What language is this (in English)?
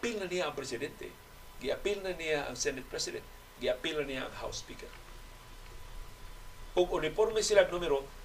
Filipino